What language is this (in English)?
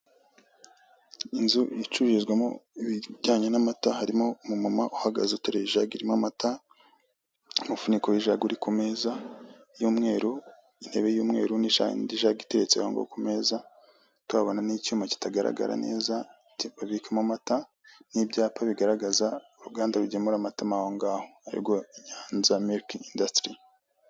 Kinyarwanda